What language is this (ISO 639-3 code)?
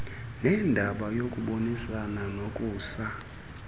xho